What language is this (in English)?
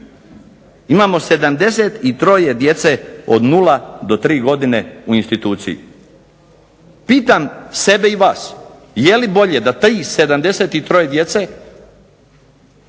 Croatian